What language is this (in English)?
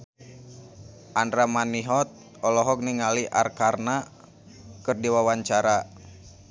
Sundanese